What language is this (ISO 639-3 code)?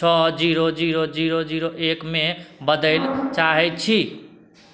mai